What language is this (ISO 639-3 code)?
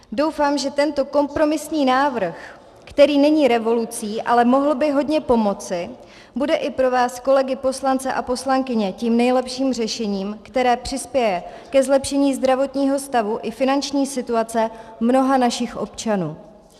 ces